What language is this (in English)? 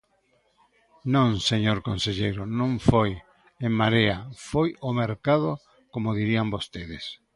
Galician